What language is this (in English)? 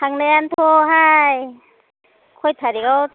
Bodo